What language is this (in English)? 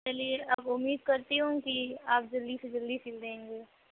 Urdu